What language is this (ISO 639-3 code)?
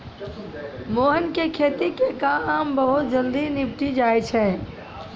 mai